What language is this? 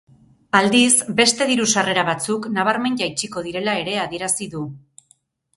Basque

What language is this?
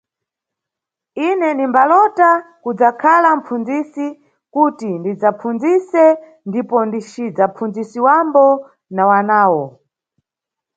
Nyungwe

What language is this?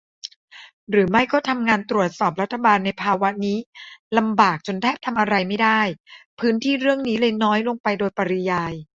Thai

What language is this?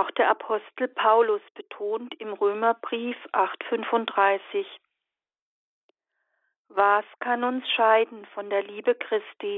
German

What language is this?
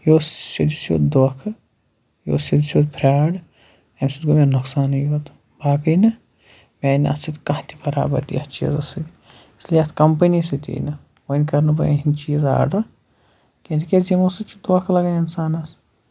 Kashmiri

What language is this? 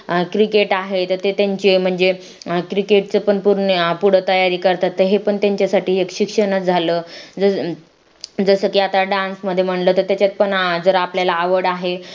Marathi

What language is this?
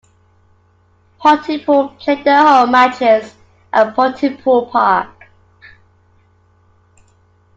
English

